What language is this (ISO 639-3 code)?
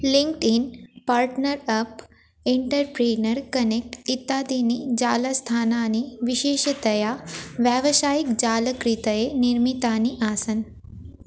san